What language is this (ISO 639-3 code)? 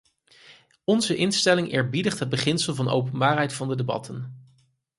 nld